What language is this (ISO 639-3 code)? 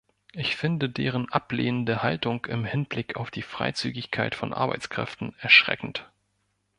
deu